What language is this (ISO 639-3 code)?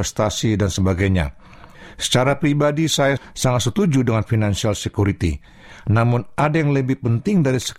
ind